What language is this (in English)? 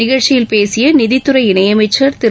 Tamil